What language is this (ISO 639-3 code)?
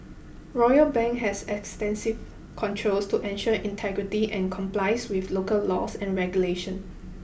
eng